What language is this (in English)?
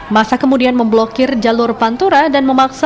Indonesian